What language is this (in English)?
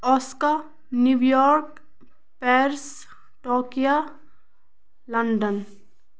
Kashmiri